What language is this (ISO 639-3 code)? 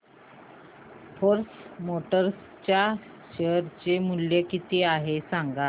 mar